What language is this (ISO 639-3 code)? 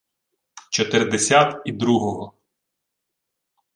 ukr